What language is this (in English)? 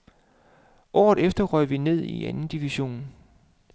Danish